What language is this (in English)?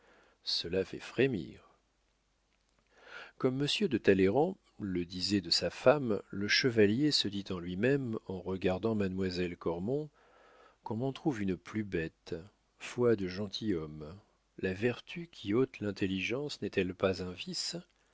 French